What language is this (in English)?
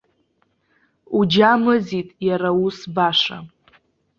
Abkhazian